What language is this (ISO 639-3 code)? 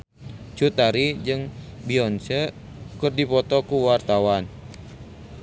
sun